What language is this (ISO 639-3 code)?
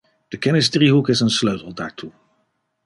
nld